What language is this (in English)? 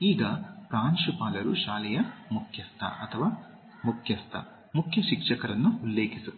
Kannada